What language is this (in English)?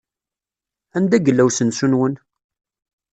Kabyle